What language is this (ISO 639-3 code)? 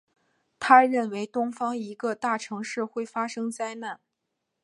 zho